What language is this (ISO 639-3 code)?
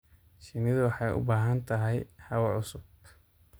som